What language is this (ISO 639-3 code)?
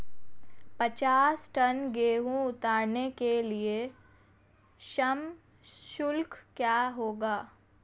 hin